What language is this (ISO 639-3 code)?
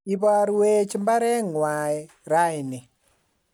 kln